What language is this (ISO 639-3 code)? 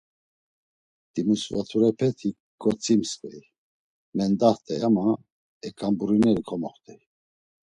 lzz